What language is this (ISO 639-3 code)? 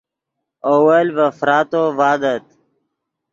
ydg